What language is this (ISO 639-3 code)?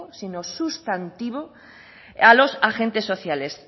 spa